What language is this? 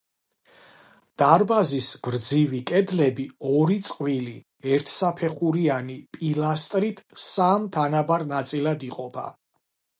Georgian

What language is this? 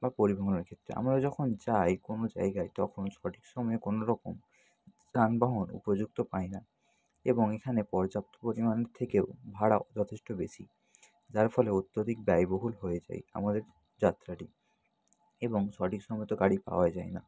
Bangla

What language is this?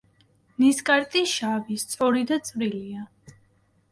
Georgian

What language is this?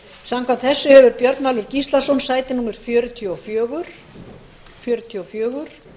Icelandic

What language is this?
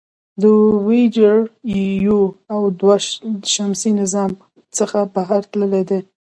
Pashto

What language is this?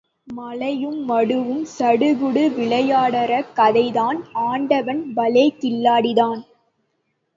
Tamil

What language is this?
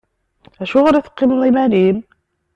Kabyle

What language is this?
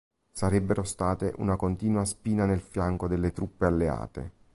Italian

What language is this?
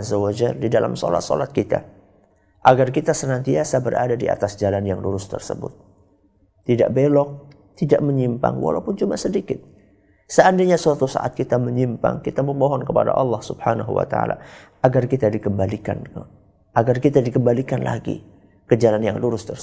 Indonesian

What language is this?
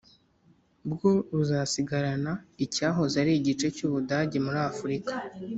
Kinyarwanda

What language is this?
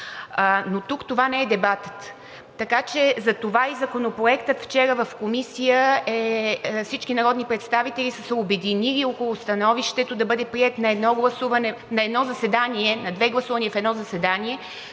Bulgarian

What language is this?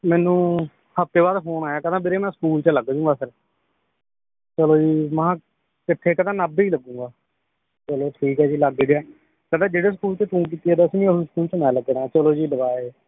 Punjabi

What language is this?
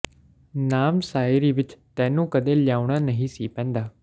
Punjabi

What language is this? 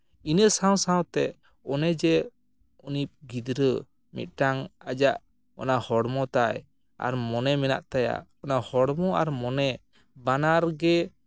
Santali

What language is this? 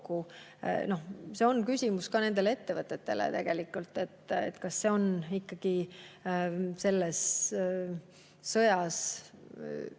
Estonian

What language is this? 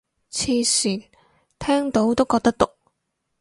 Cantonese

